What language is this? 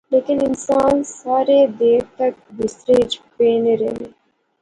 Pahari-Potwari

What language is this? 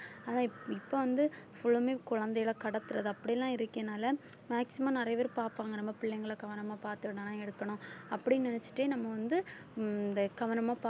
Tamil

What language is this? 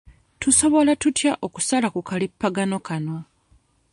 Ganda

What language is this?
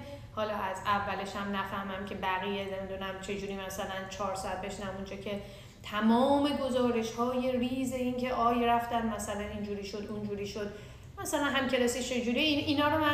Persian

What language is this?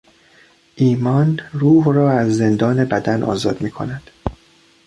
Persian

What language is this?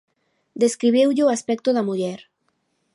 Galician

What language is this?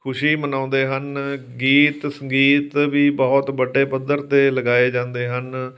Punjabi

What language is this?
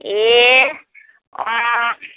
Nepali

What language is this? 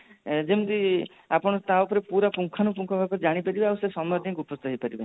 Odia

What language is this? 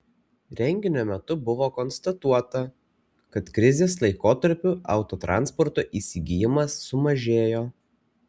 Lithuanian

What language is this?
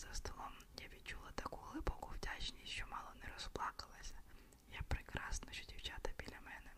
Ukrainian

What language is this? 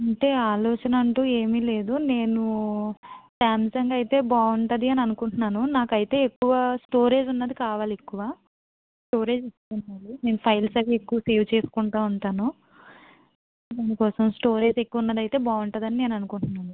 Telugu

